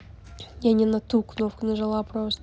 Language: Russian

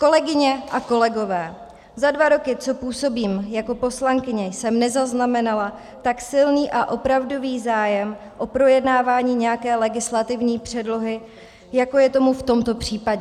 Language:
Czech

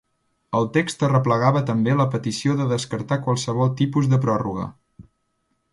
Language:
Catalan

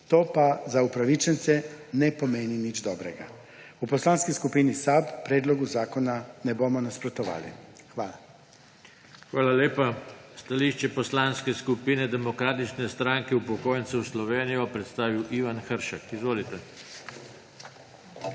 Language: Slovenian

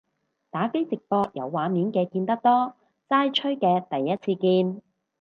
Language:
Cantonese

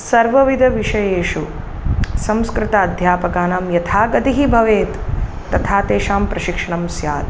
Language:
Sanskrit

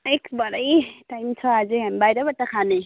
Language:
Nepali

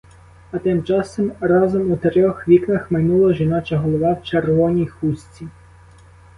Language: Ukrainian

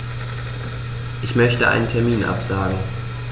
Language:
German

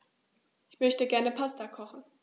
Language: German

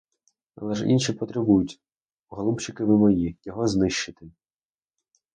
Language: Ukrainian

